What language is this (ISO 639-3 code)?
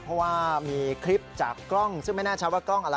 tha